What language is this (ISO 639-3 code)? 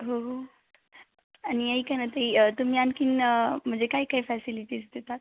mar